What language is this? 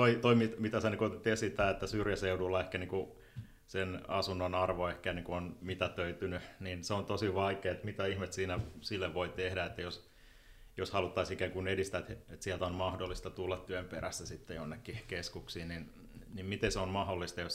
Finnish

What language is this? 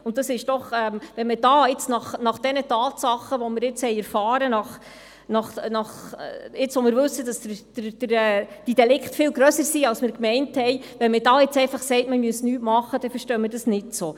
Swiss German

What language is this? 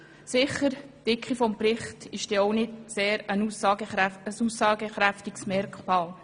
Swiss German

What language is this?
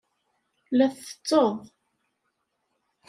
Kabyle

